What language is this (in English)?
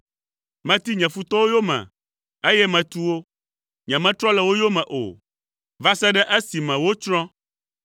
Ewe